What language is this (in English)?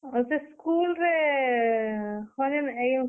Odia